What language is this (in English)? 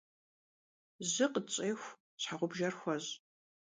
Kabardian